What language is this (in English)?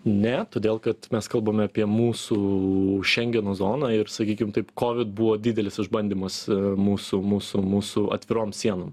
Lithuanian